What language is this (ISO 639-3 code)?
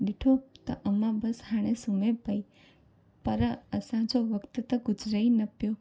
snd